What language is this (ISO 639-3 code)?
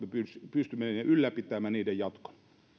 fin